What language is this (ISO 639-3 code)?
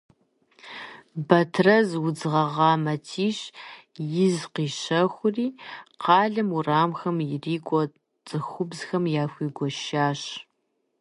kbd